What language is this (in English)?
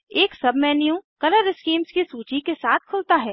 Hindi